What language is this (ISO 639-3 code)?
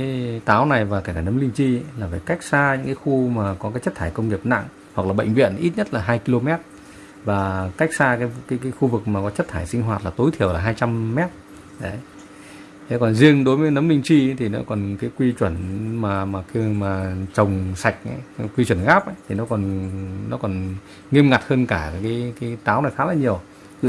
vie